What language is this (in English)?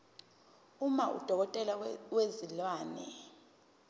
Zulu